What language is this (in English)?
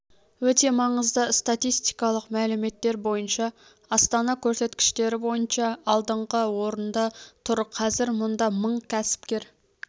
Kazakh